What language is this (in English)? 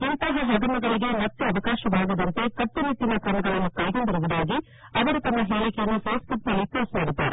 Kannada